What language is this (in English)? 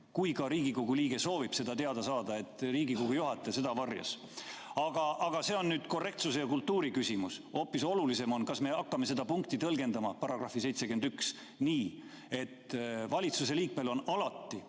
Estonian